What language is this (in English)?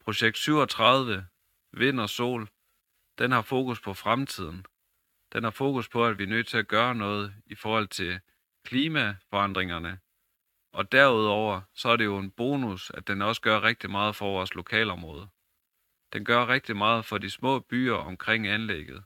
Danish